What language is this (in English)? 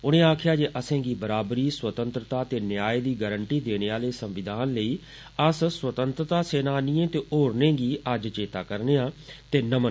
Dogri